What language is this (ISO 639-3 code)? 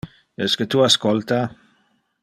ina